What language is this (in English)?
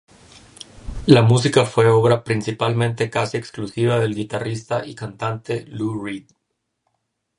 Spanish